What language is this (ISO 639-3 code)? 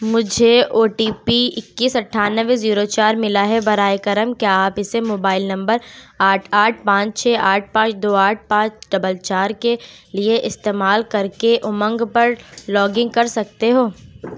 urd